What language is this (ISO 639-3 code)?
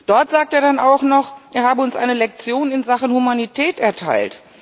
deu